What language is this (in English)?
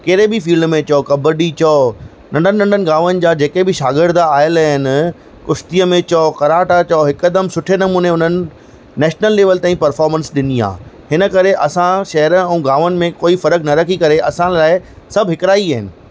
Sindhi